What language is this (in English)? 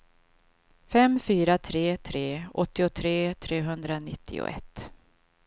Swedish